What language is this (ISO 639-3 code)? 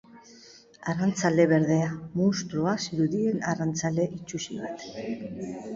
eus